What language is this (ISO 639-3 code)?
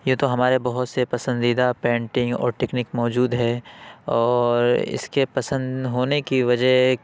urd